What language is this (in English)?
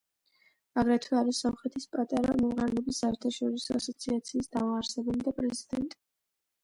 Georgian